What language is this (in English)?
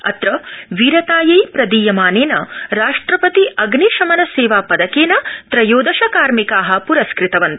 Sanskrit